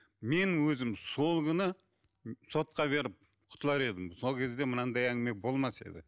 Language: Kazakh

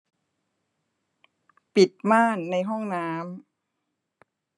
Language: Thai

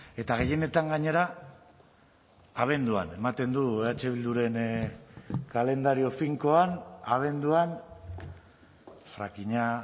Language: Basque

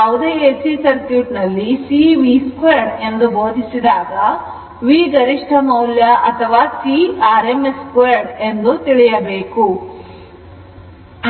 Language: Kannada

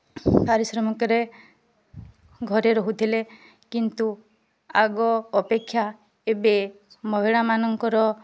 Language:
Odia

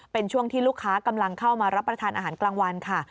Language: Thai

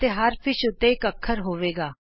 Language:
Punjabi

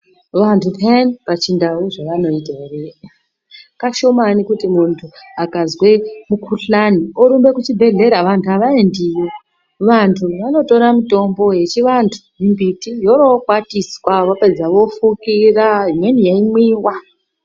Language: Ndau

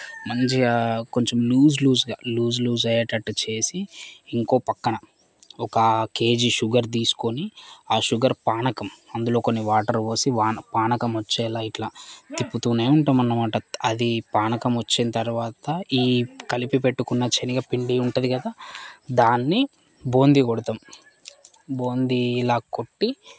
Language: Telugu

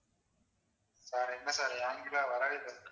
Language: Tamil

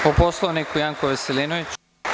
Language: Serbian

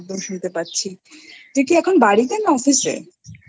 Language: Bangla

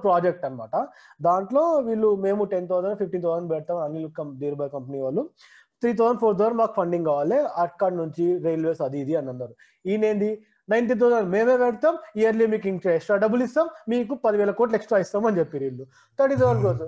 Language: Telugu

